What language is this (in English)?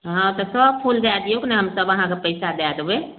Maithili